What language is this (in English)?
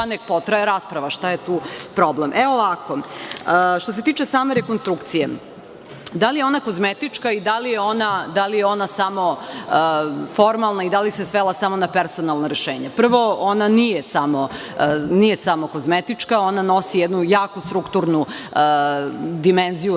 Serbian